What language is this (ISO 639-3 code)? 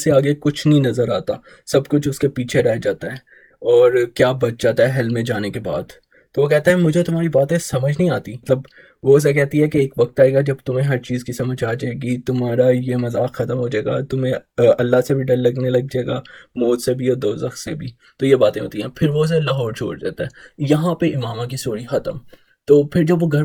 urd